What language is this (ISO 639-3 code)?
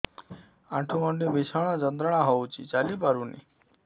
ori